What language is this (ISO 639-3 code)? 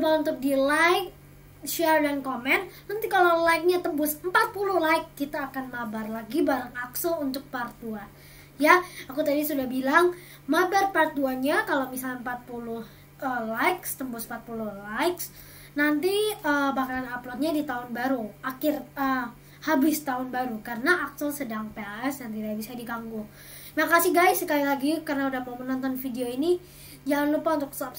ind